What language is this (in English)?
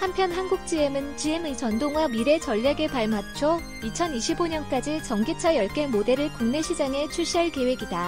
Korean